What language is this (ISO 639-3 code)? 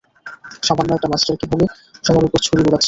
ben